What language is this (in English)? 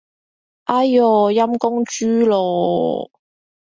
Cantonese